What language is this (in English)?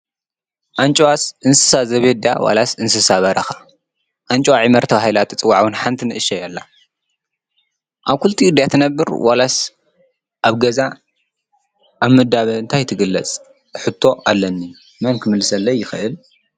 Tigrinya